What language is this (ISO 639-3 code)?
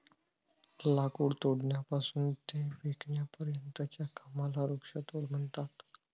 mar